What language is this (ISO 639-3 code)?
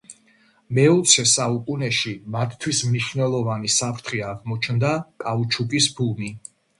kat